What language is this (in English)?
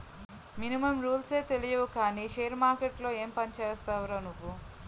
Telugu